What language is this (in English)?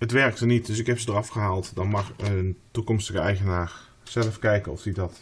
Dutch